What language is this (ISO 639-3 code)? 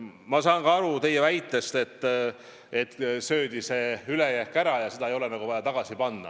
est